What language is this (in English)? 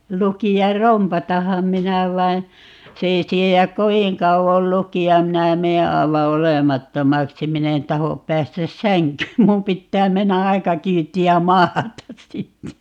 Finnish